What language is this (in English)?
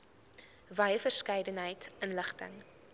Afrikaans